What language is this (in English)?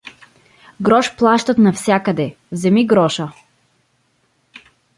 Bulgarian